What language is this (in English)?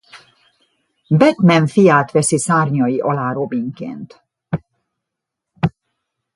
Hungarian